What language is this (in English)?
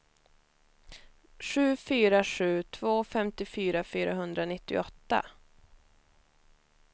Swedish